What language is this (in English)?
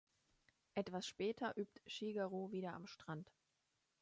German